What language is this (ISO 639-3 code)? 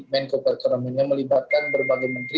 ind